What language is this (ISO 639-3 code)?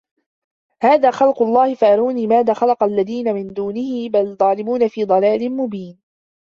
ara